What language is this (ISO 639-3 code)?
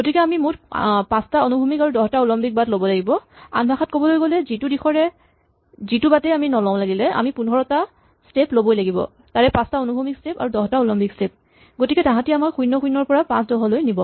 asm